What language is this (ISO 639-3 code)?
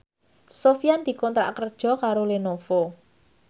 jav